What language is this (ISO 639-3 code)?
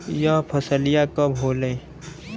bho